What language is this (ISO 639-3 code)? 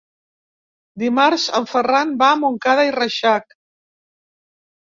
cat